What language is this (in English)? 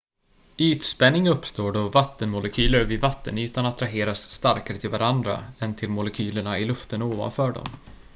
Swedish